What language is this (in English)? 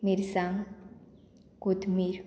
Konkani